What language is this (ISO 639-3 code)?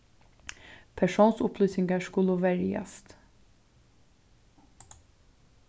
fao